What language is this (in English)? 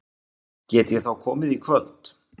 Icelandic